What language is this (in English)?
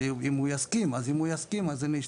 Hebrew